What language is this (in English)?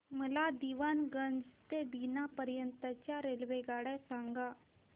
Marathi